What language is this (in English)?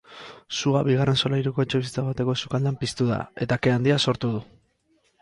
Basque